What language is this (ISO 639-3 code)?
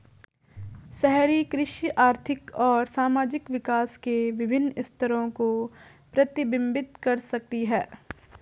hin